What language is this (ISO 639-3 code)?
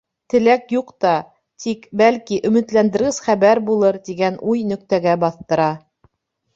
bak